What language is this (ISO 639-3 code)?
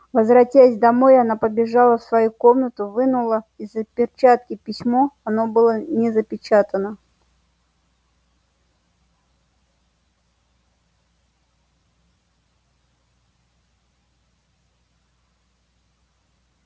rus